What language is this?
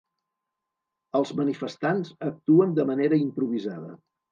Catalan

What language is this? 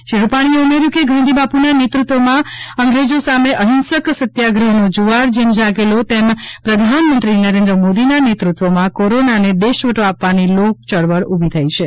Gujarati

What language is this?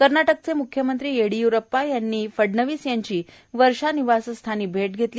Marathi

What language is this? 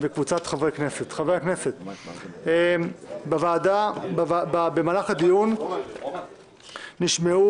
Hebrew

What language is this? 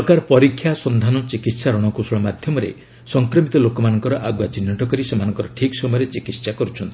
Odia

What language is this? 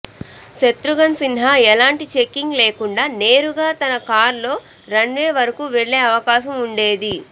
Telugu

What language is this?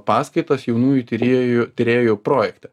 Lithuanian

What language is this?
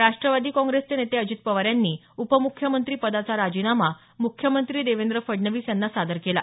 Marathi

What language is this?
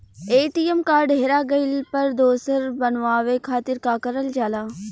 Bhojpuri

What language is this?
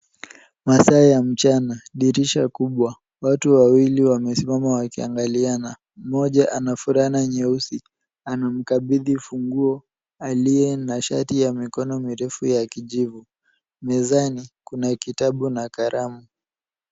Swahili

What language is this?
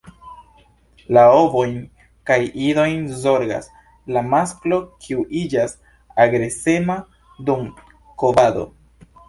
Esperanto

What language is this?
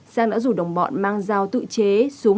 Vietnamese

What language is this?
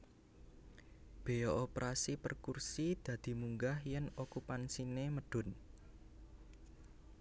Javanese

